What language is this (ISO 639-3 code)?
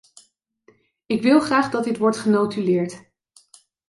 nld